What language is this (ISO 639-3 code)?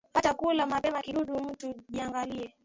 swa